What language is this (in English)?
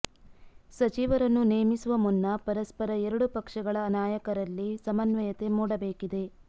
Kannada